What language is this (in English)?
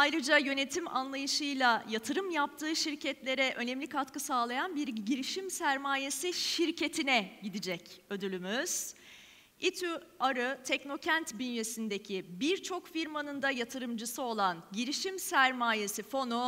Turkish